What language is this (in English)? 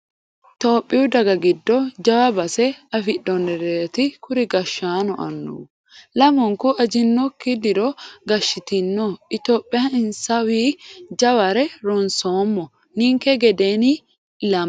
Sidamo